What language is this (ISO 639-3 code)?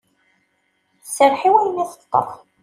kab